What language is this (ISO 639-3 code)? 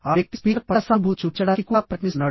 tel